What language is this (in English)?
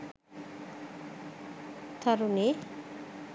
Sinhala